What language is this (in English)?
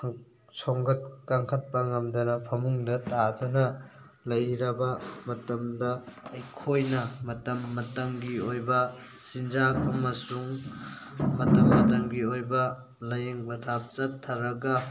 Manipuri